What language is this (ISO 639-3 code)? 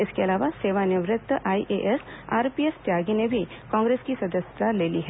hin